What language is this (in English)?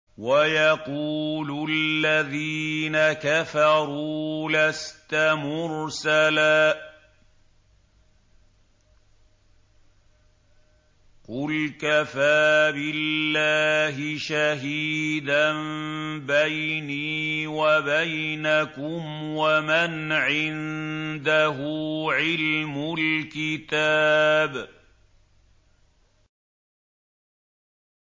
Arabic